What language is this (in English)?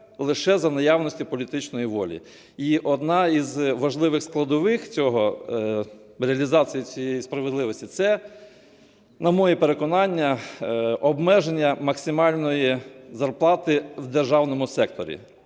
Ukrainian